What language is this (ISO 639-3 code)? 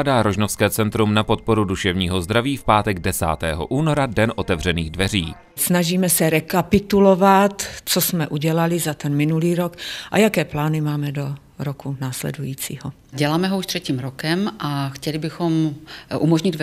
ces